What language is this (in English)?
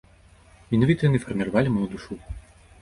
Belarusian